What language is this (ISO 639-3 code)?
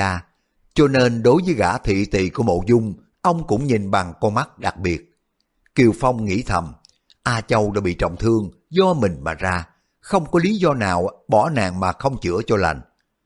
vie